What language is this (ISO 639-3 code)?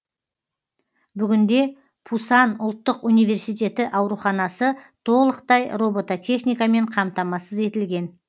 kaz